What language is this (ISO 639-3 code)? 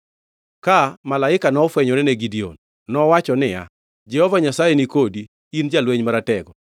luo